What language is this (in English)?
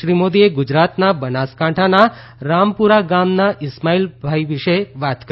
Gujarati